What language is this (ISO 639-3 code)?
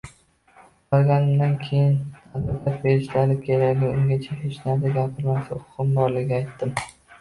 uzb